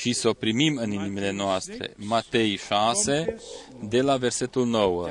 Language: Romanian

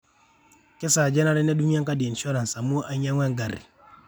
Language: Masai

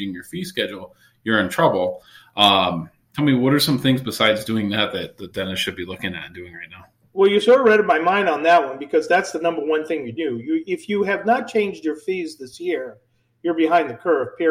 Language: English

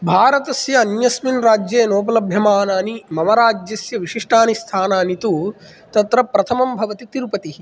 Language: Sanskrit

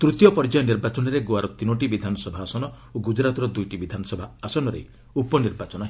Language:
Odia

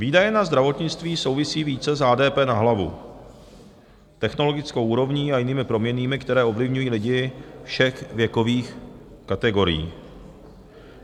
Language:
Czech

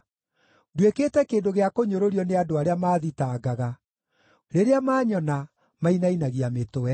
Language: Kikuyu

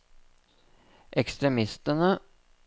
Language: Norwegian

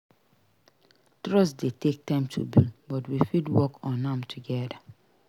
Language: Nigerian Pidgin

